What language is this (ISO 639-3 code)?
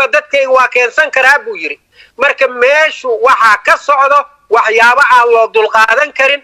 ara